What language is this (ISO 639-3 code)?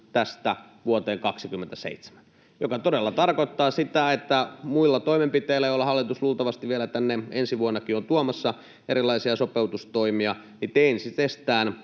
fin